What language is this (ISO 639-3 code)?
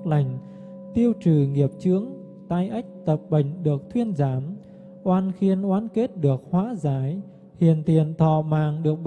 vie